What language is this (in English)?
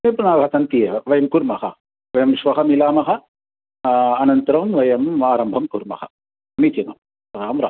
Sanskrit